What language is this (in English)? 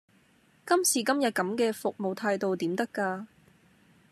Cantonese